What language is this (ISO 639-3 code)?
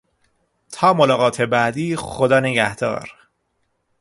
fas